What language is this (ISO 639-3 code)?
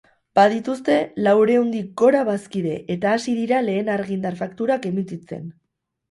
eus